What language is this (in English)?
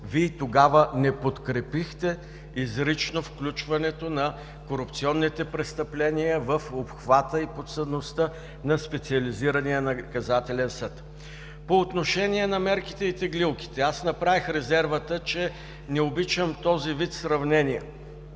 Bulgarian